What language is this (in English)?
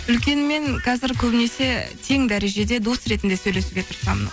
Kazakh